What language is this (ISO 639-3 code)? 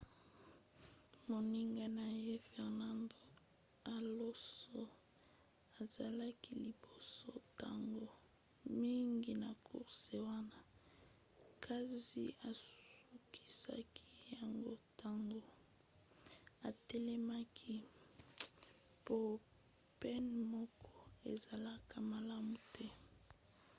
lin